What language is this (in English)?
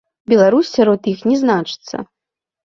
Belarusian